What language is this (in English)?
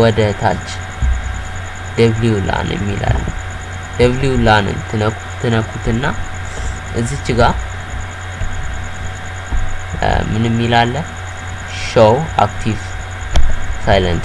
Amharic